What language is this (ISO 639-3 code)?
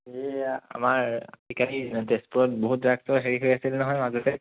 asm